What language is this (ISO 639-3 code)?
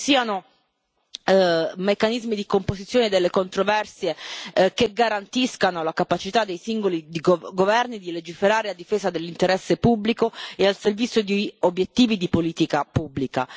ita